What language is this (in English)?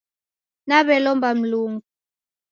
Taita